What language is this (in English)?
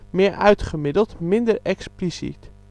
Dutch